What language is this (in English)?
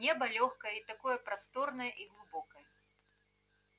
Russian